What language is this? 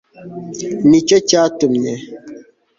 Kinyarwanda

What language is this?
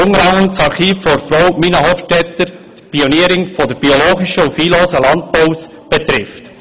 Swiss German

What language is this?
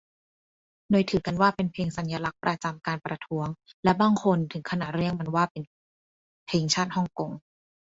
Thai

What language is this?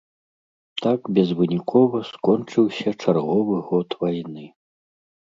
Belarusian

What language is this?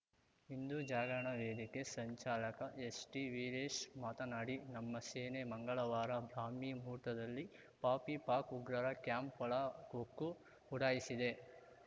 Kannada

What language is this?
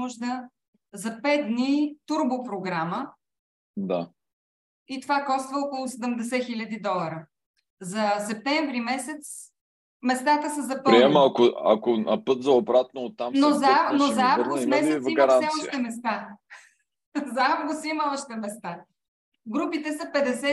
Bulgarian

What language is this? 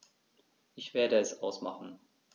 German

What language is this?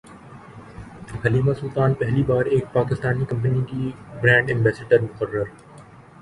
Urdu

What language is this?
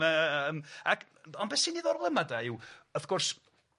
Welsh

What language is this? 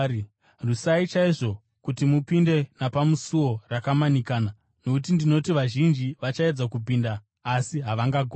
Shona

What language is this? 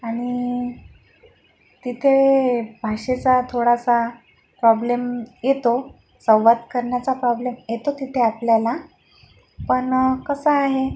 Marathi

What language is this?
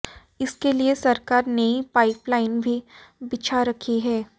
Hindi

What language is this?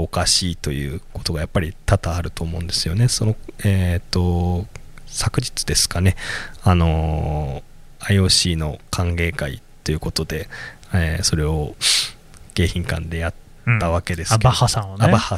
Japanese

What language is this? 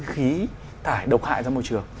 Vietnamese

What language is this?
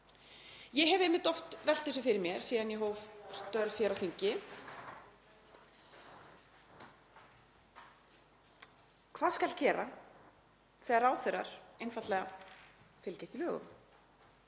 Icelandic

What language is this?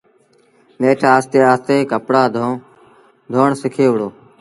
Sindhi Bhil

